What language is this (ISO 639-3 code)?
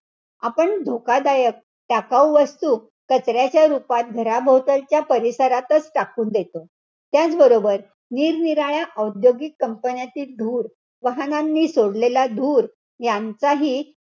mar